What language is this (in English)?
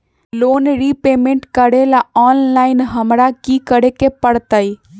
Magahi